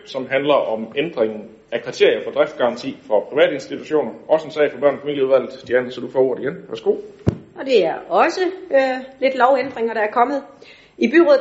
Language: Danish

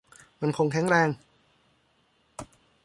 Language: Thai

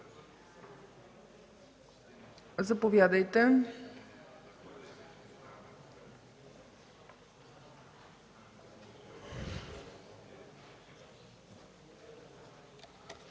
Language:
Bulgarian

